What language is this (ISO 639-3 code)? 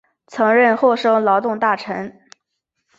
zho